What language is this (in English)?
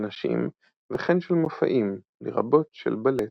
Hebrew